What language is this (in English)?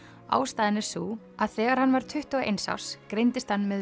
Icelandic